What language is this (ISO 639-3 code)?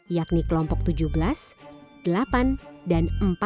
ind